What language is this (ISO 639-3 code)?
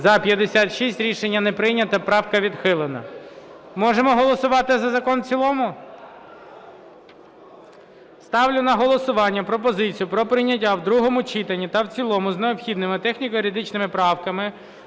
ukr